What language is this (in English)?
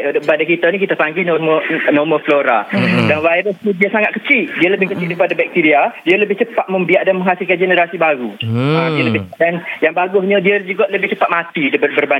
Malay